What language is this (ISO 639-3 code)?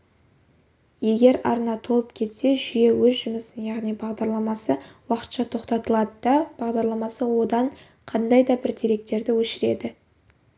kaz